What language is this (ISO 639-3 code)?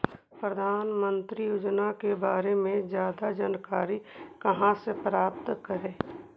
mag